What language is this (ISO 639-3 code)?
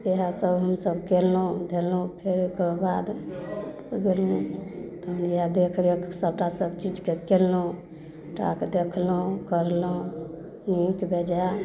mai